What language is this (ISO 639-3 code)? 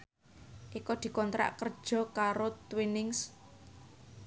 jav